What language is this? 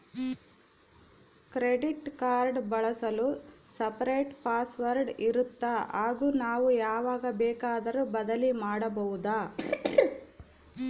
Kannada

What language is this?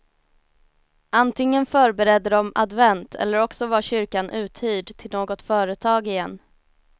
Swedish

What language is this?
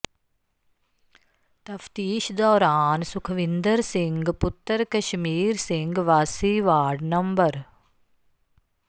Punjabi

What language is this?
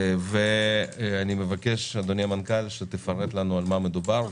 Hebrew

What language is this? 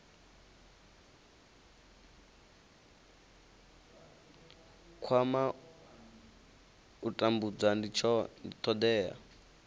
Venda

